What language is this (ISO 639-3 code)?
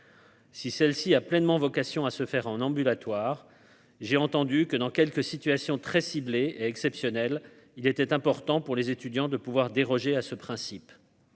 fra